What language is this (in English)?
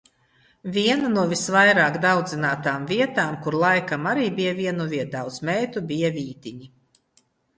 Latvian